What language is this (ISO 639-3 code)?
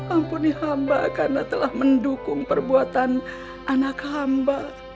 ind